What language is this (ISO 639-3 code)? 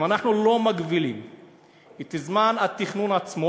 heb